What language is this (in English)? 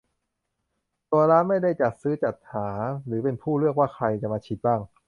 Thai